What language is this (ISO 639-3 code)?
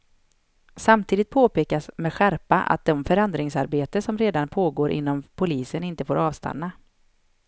swe